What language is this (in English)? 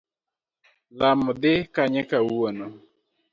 Luo (Kenya and Tanzania)